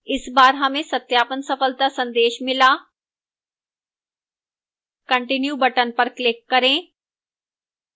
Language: Hindi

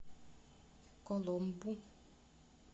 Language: Russian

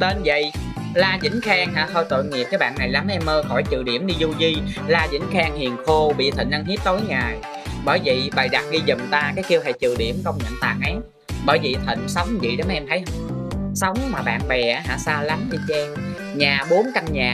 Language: Vietnamese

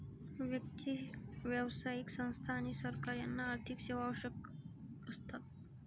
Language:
Marathi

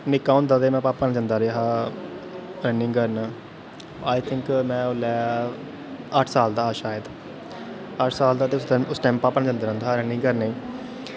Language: Dogri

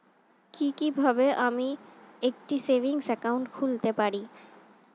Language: Bangla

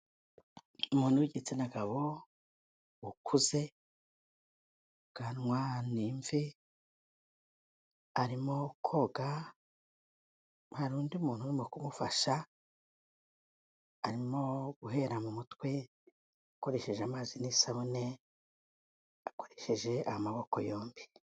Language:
Kinyarwanda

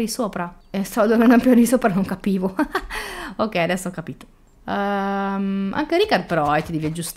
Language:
Italian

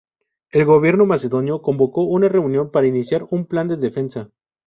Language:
Spanish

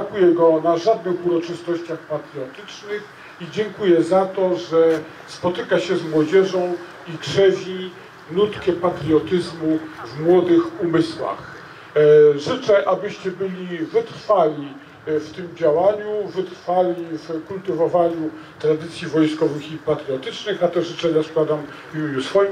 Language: Polish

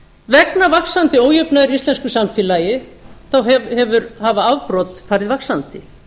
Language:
Icelandic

